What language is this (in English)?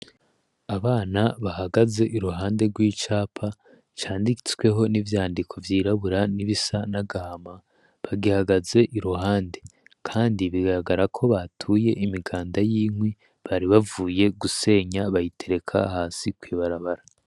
Rundi